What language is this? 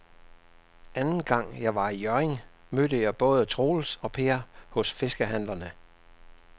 Danish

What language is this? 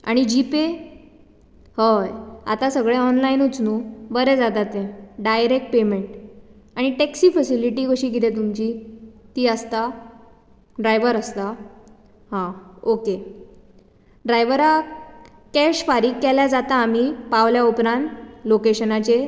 Konkani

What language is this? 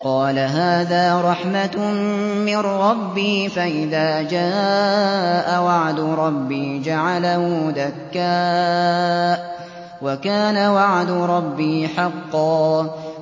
Arabic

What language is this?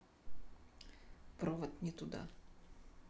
Russian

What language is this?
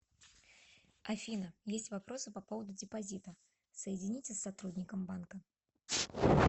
Russian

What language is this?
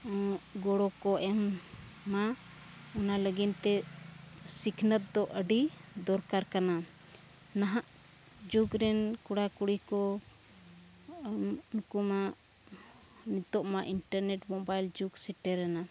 Santali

